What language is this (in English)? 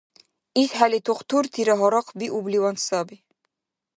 Dargwa